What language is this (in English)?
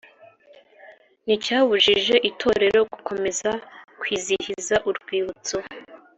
Kinyarwanda